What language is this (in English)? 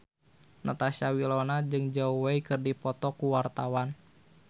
Sundanese